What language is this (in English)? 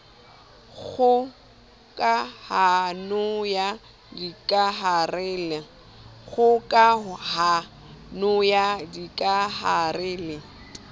Southern Sotho